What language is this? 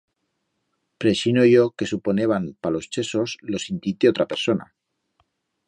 Aragonese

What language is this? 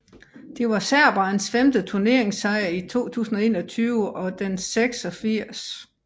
Danish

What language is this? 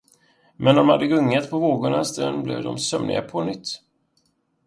Swedish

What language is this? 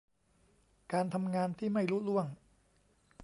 Thai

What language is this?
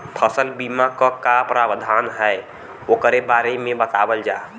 Bhojpuri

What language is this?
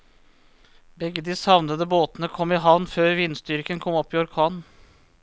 Norwegian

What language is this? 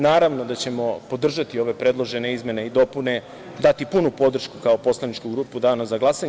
Serbian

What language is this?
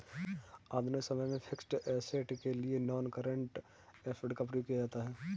Hindi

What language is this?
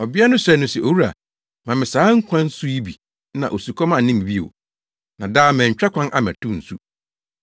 Akan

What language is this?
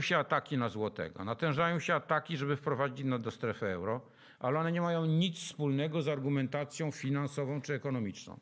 Polish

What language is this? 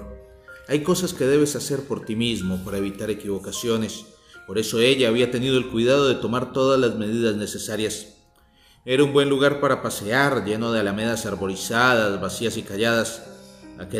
Spanish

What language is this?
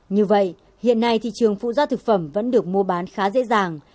Vietnamese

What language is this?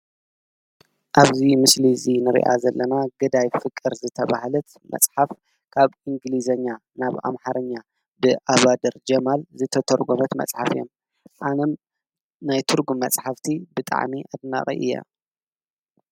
Tigrinya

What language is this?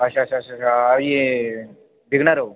Dogri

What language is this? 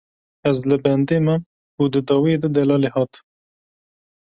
Kurdish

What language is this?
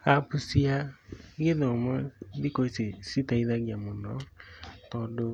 Kikuyu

